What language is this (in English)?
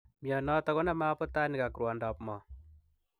Kalenjin